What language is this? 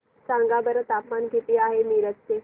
Marathi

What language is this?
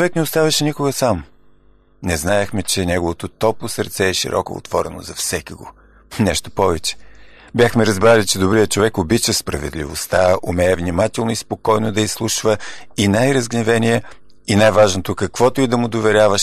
Bulgarian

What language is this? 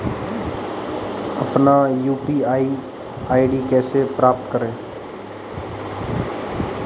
Hindi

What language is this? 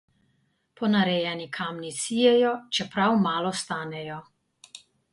Slovenian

